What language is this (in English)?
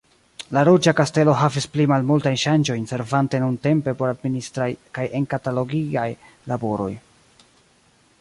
Esperanto